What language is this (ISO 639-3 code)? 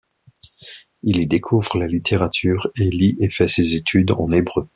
fra